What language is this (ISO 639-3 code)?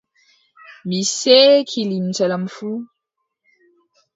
fub